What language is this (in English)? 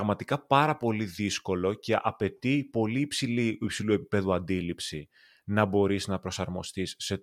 Greek